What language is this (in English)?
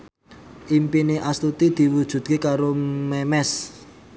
Javanese